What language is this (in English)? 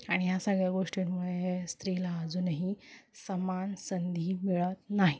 Marathi